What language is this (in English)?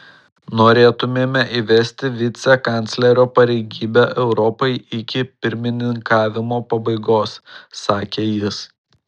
Lithuanian